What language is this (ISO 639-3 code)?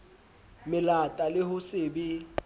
sot